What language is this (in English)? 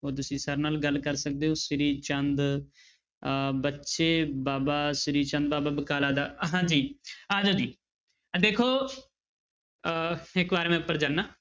Punjabi